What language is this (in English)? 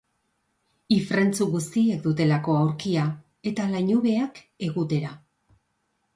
Basque